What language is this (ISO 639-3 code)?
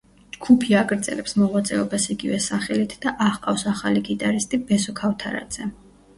kat